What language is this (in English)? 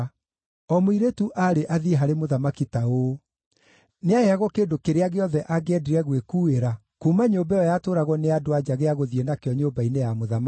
Kikuyu